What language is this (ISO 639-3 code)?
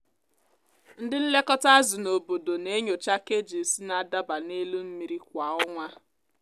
ibo